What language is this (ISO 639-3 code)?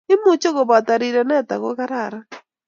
kln